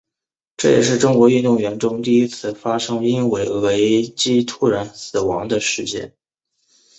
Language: Chinese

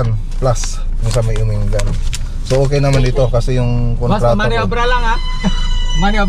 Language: Filipino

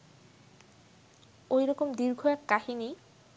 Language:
Bangla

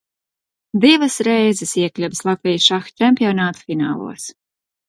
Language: Latvian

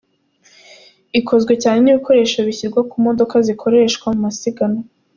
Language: Kinyarwanda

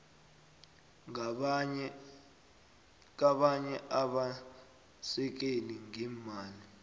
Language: South Ndebele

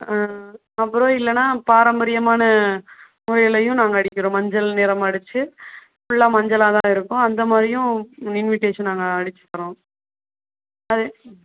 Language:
Tamil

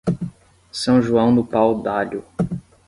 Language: Portuguese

